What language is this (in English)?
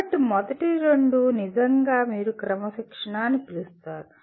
Telugu